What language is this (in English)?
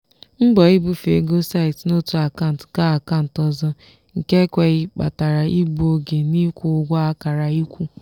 Igbo